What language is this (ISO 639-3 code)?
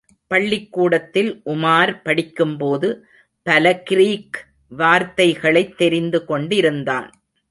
tam